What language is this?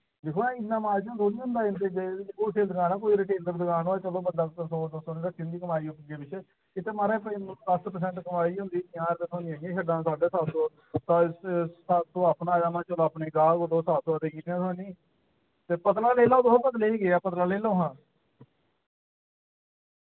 Dogri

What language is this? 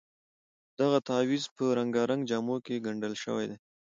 Pashto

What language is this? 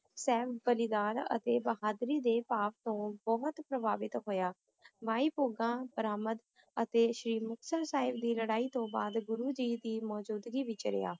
Punjabi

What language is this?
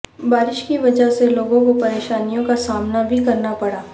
Urdu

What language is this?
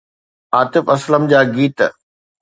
Sindhi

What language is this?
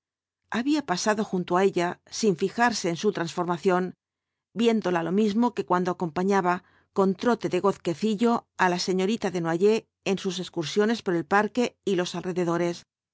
Spanish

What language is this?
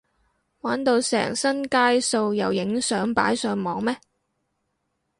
Cantonese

